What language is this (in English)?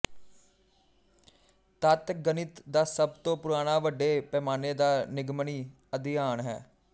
Punjabi